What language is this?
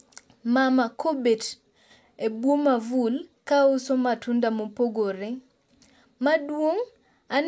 Luo (Kenya and Tanzania)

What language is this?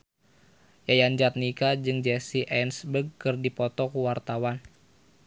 Sundanese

